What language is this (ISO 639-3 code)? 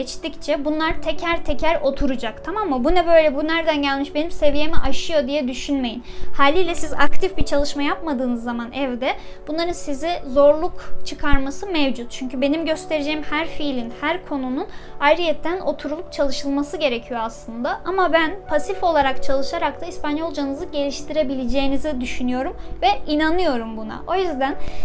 tur